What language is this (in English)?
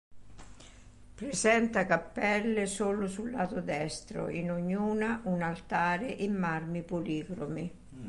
Italian